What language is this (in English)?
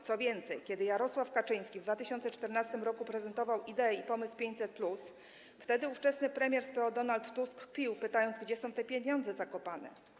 Polish